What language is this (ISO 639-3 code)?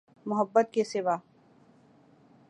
urd